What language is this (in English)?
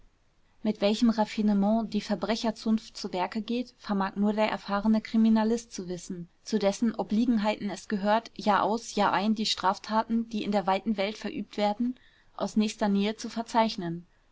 German